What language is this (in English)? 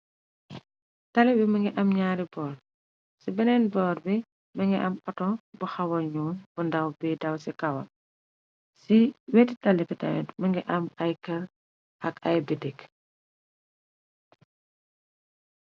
Wolof